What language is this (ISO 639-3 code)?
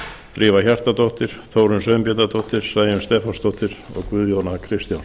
isl